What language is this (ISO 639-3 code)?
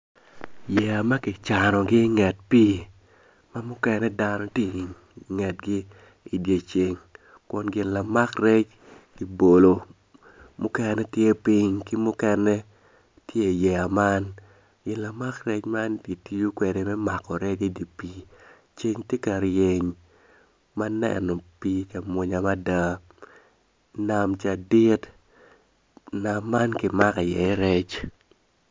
ach